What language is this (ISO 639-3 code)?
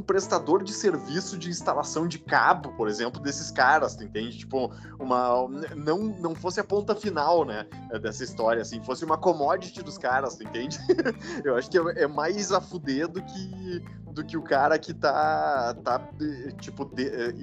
por